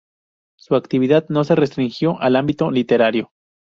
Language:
Spanish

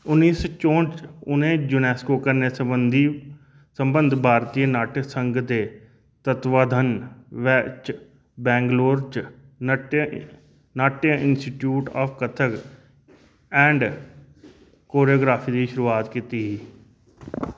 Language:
Dogri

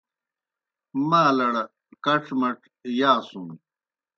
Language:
Kohistani Shina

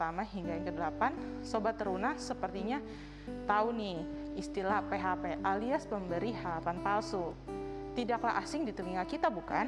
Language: Indonesian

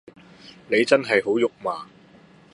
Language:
Cantonese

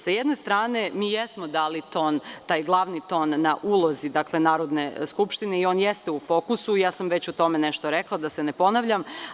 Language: Serbian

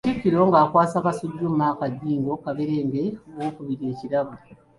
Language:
Ganda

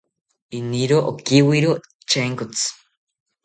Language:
South Ucayali Ashéninka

